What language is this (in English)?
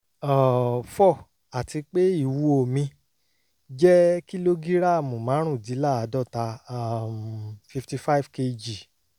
Yoruba